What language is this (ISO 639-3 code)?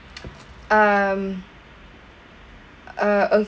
eng